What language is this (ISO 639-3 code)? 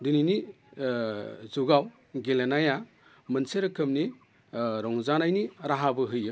brx